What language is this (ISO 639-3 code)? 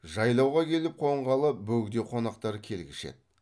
kaz